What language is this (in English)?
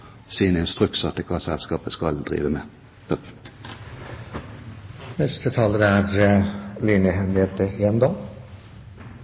Norwegian Bokmål